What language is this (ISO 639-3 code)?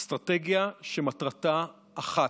heb